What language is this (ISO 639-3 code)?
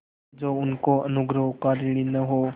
hin